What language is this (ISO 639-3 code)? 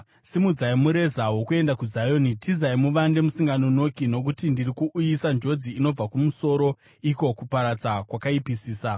sna